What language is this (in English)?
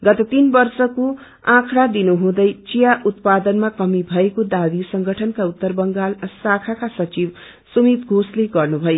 Nepali